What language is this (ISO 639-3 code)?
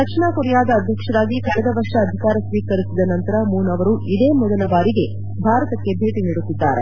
kan